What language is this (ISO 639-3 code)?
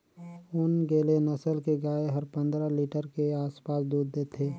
hne